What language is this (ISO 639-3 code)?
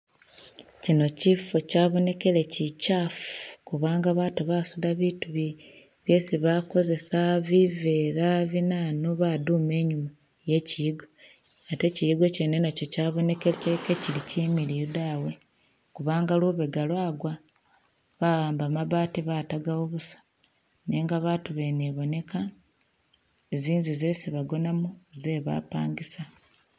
myx